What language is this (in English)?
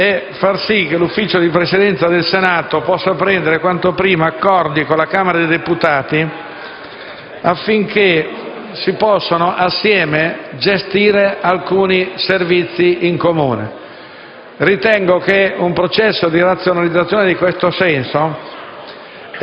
Italian